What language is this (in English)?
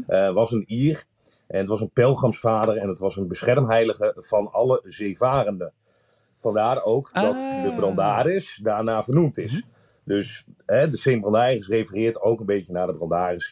Dutch